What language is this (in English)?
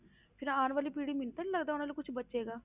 Punjabi